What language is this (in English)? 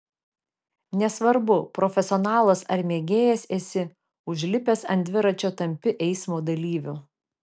Lithuanian